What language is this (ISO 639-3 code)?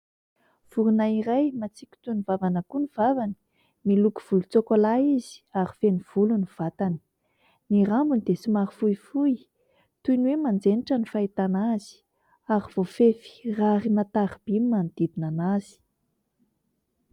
mlg